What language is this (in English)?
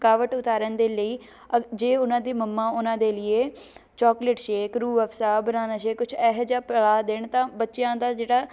Punjabi